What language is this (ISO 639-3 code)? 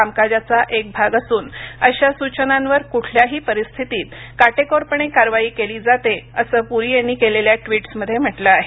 mar